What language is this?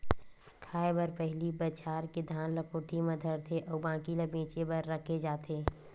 Chhattisgarhi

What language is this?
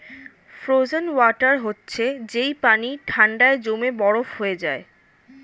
Bangla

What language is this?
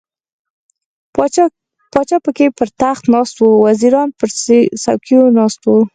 Pashto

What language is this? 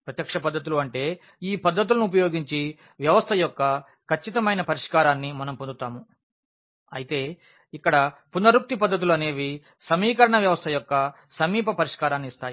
Telugu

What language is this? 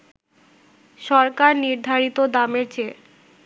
Bangla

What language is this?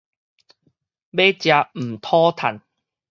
Min Nan Chinese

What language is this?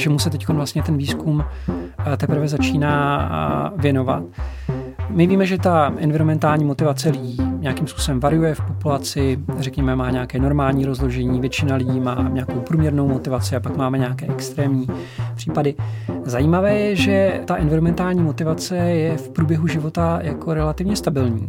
Czech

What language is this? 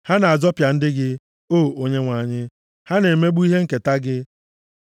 Igbo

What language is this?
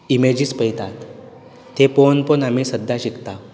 Konkani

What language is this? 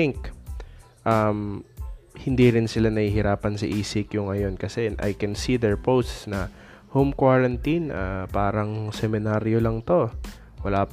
Filipino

